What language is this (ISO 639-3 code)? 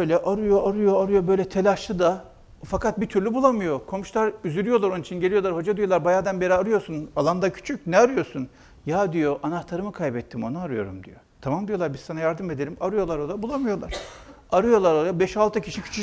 tur